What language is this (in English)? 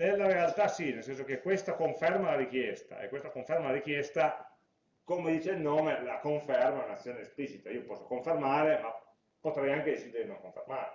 Italian